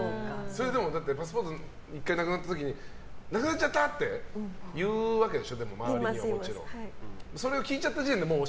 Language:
Japanese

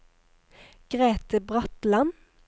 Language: Norwegian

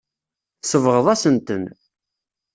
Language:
Kabyle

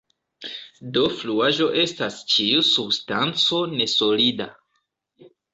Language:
Esperanto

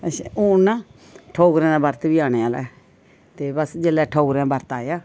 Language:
Dogri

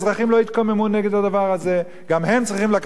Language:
Hebrew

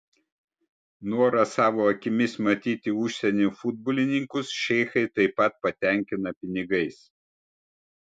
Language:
Lithuanian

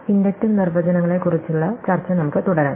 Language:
Malayalam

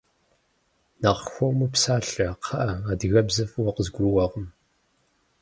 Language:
Kabardian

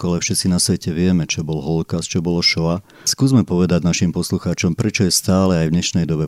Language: Slovak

